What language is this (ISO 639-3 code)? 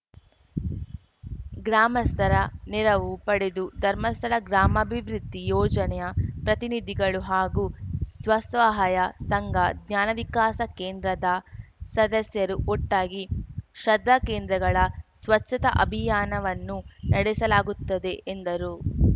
kan